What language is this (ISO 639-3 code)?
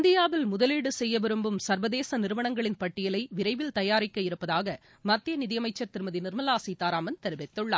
tam